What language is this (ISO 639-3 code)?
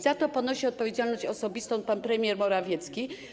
pol